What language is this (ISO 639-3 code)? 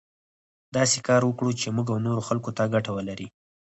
pus